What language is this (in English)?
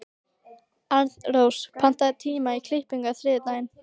Icelandic